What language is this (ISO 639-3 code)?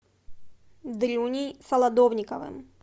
rus